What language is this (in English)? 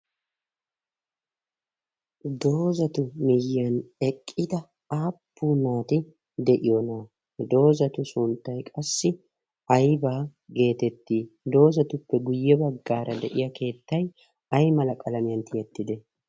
Wolaytta